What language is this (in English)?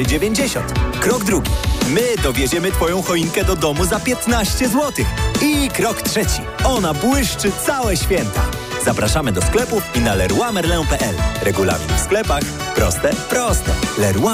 Polish